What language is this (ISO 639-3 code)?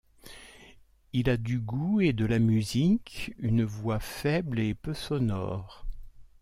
fra